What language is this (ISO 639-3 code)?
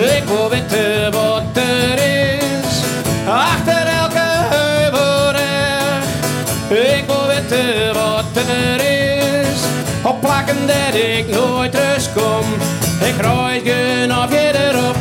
nld